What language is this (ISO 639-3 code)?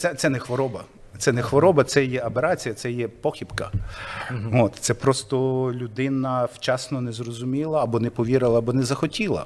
ukr